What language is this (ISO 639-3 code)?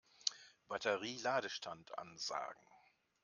deu